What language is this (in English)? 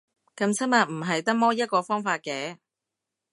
Cantonese